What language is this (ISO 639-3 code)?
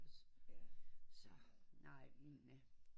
dan